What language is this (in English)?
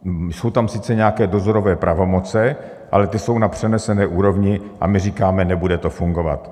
Czech